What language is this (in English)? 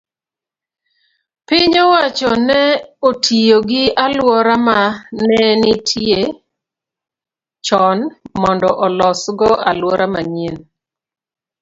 Luo (Kenya and Tanzania)